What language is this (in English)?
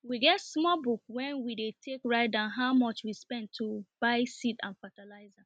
Nigerian Pidgin